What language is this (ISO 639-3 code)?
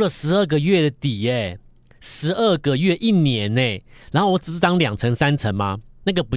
zho